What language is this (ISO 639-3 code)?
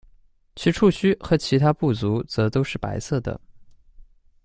zho